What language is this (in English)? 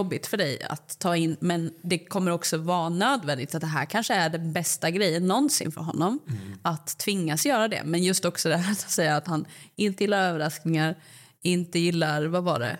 Swedish